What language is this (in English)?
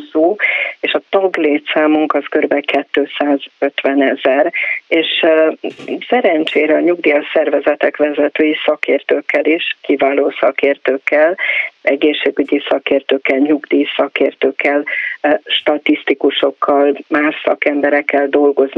Hungarian